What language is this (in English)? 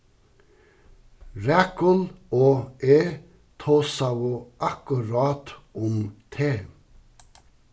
Faroese